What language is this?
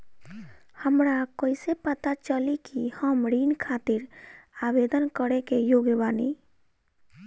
Bhojpuri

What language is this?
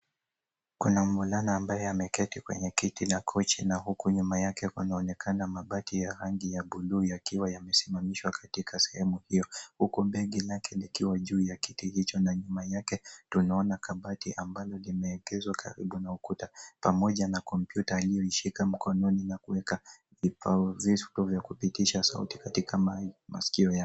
Swahili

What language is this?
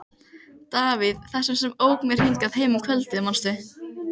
Icelandic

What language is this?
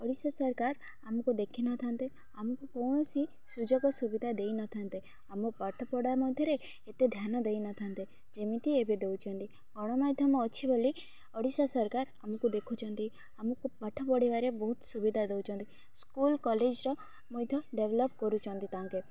Odia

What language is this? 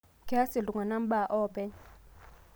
Masai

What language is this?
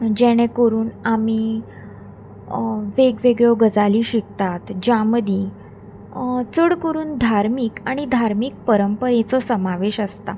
Konkani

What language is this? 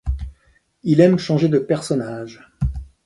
French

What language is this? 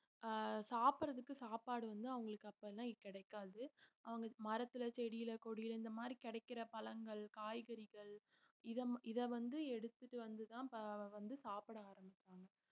Tamil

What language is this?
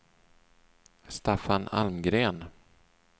Swedish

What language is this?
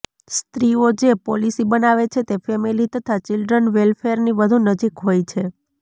Gujarati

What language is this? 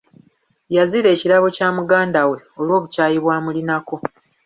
Ganda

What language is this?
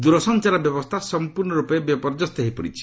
Odia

